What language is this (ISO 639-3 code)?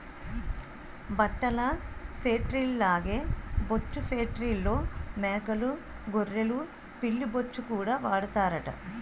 tel